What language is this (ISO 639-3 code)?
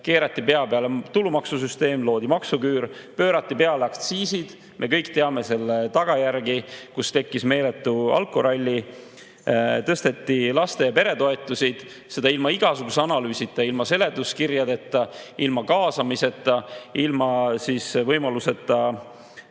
est